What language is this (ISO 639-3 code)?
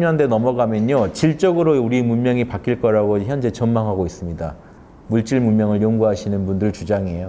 kor